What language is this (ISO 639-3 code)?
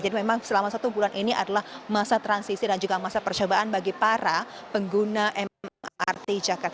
ind